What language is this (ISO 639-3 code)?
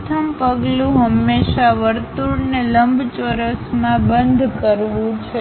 guj